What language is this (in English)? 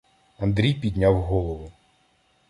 Ukrainian